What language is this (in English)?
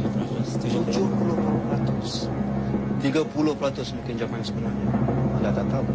Malay